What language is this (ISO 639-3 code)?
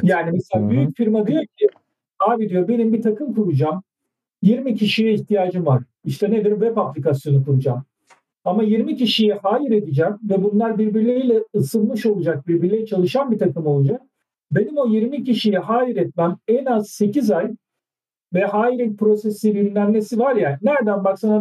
tur